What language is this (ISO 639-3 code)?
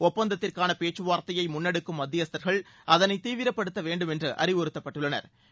tam